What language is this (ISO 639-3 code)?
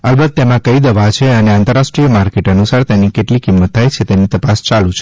guj